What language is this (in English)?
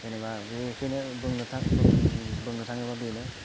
Bodo